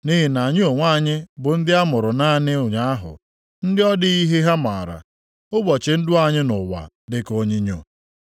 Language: Igbo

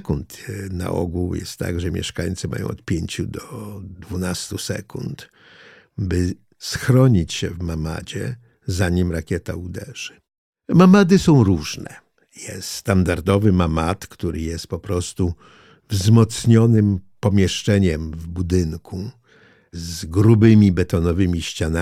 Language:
Polish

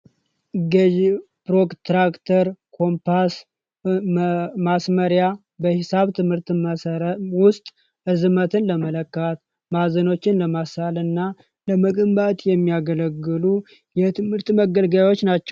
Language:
Amharic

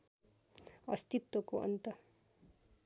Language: Nepali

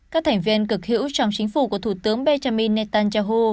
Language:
Vietnamese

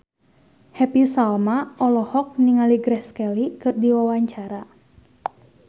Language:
Sundanese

